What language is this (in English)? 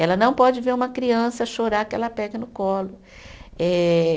Portuguese